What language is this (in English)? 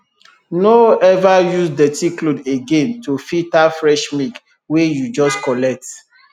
Nigerian Pidgin